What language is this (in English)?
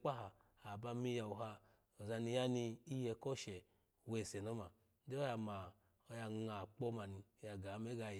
Alago